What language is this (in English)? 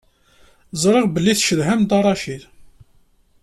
Kabyle